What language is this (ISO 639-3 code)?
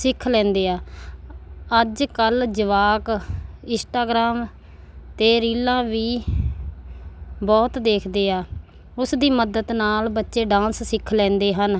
pan